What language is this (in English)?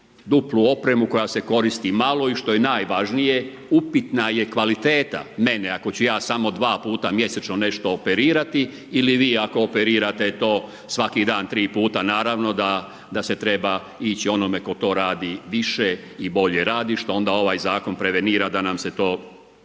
Croatian